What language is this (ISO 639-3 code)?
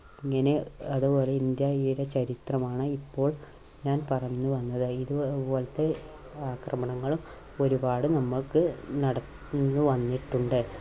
mal